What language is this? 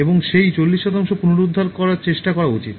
Bangla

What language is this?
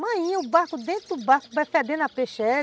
Portuguese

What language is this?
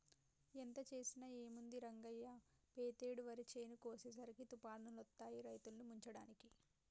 Telugu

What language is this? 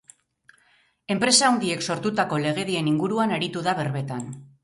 Basque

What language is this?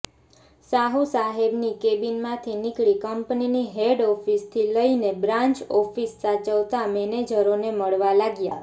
Gujarati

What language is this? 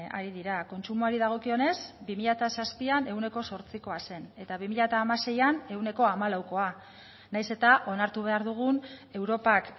Basque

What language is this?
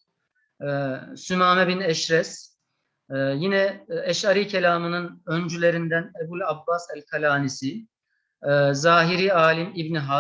Turkish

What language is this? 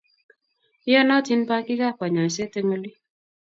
Kalenjin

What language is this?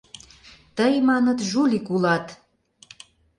Mari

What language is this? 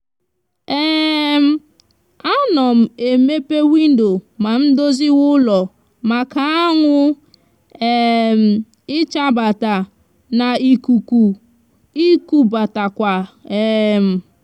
Igbo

